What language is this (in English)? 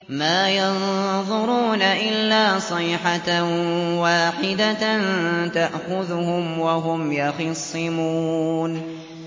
Arabic